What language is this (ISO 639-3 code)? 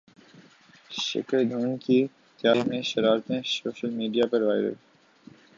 urd